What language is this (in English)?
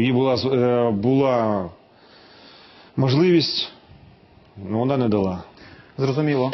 Russian